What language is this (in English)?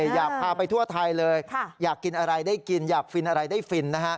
Thai